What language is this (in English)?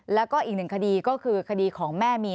Thai